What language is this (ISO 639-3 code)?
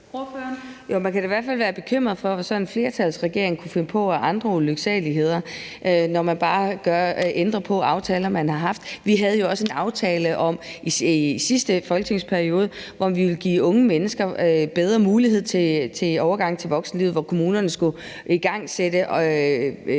dan